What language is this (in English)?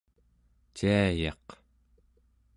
Central Yupik